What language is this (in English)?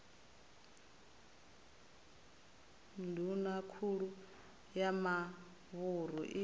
Venda